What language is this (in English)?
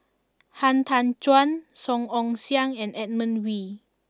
English